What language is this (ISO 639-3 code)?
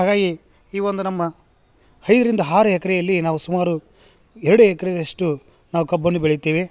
kan